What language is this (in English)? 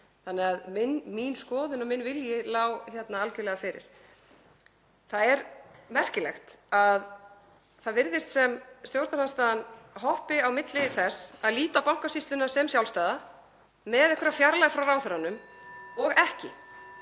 Icelandic